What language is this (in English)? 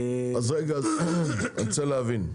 Hebrew